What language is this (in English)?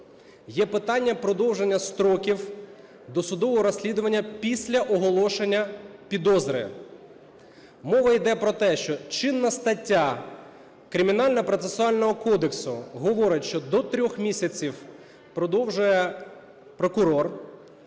Ukrainian